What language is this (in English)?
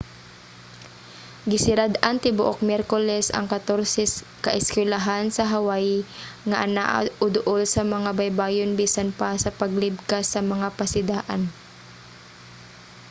Cebuano